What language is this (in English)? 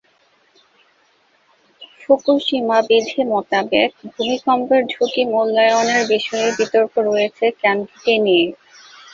Bangla